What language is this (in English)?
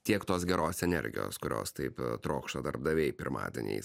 Lithuanian